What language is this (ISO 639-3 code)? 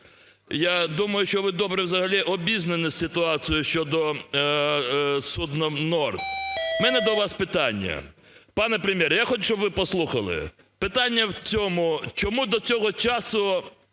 ukr